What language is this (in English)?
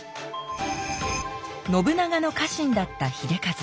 Japanese